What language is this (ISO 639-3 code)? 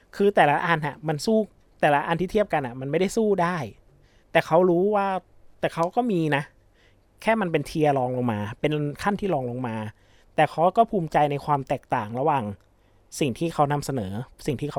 tha